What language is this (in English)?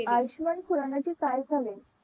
Marathi